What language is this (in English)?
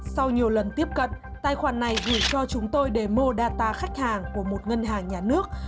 Vietnamese